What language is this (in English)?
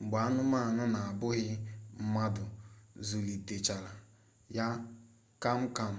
Igbo